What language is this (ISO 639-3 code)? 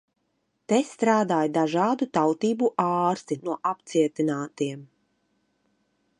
lav